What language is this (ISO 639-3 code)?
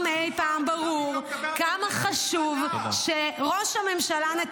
heb